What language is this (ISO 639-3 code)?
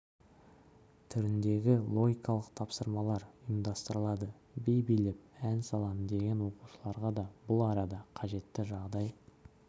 kaz